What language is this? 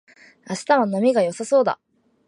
Japanese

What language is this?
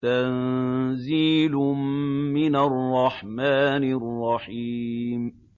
Arabic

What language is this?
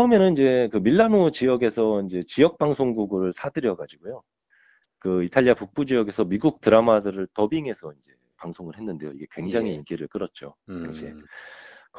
Korean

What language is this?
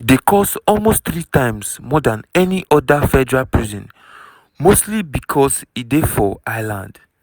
Nigerian Pidgin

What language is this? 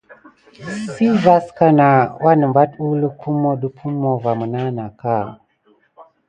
Gidar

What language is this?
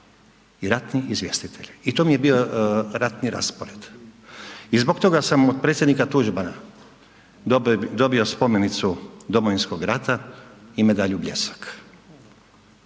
Croatian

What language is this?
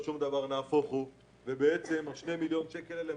Hebrew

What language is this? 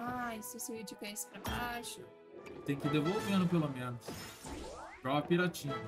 Portuguese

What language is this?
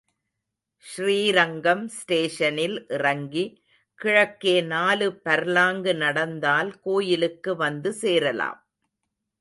Tamil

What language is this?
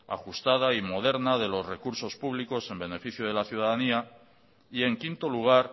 Spanish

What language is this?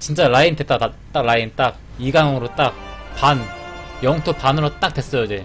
Korean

